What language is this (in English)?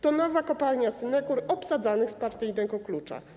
Polish